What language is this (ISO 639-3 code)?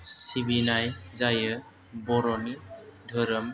brx